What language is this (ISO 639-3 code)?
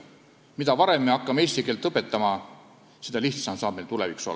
est